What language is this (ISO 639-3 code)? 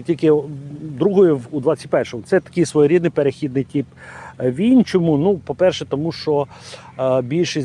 ukr